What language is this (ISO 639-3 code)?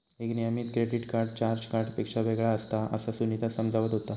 mar